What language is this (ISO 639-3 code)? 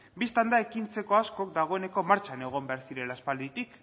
eus